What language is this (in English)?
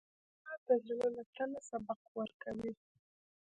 Pashto